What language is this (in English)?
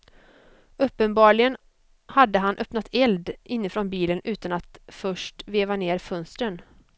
Swedish